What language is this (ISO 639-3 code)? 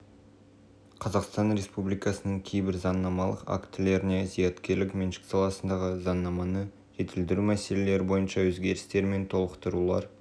kaz